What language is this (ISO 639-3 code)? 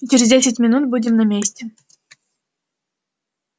rus